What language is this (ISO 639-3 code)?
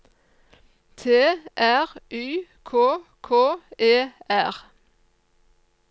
nor